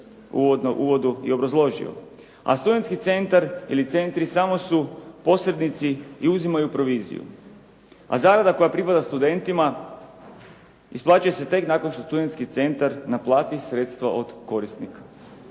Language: Croatian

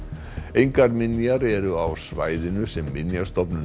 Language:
Icelandic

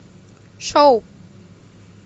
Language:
Russian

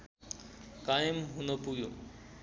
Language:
Nepali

